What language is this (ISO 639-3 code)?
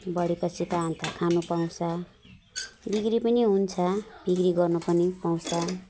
nep